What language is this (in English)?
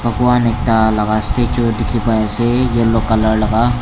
Naga Pidgin